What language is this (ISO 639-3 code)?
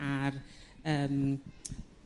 cym